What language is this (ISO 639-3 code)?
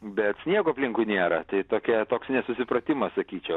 lit